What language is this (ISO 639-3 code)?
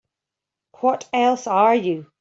eng